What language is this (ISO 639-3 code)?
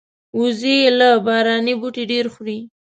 pus